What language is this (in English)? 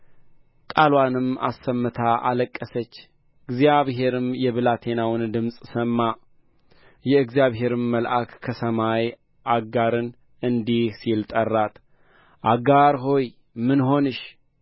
Amharic